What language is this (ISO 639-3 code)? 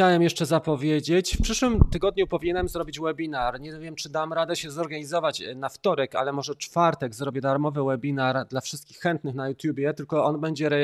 pol